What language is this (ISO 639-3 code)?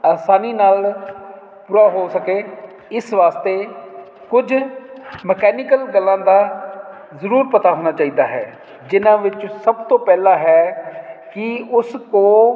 pan